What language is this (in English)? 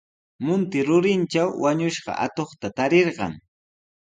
Sihuas Ancash Quechua